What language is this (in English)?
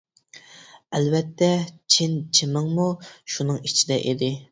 Uyghur